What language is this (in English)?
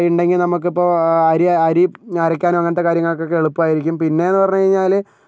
Malayalam